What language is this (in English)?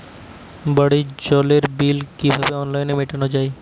Bangla